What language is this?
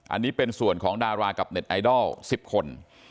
Thai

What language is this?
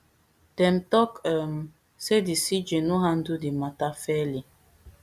Nigerian Pidgin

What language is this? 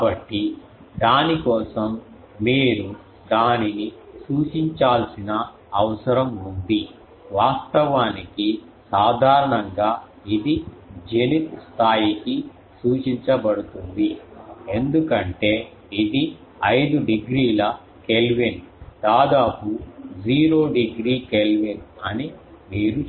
Telugu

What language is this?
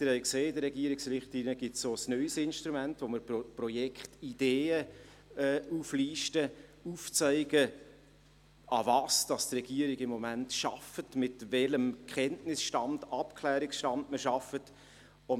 Swiss German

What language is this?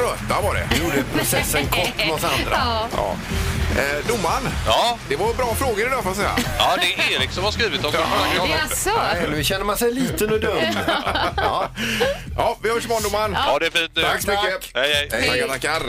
Swedish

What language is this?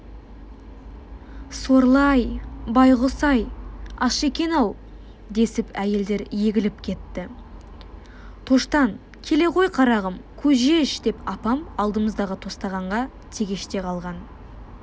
Kazakh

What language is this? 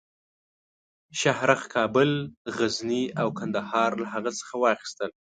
Pashto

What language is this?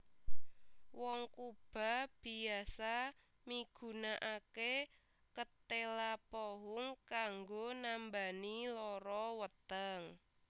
Javanese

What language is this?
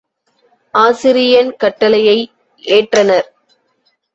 Tamil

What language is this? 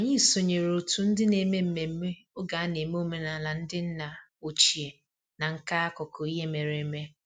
Igbo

